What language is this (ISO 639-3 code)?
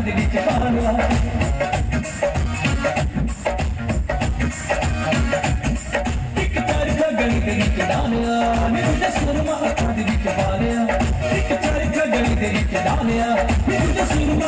ind